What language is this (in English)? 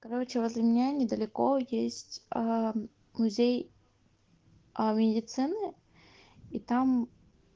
Russian